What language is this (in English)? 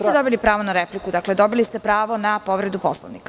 Serbian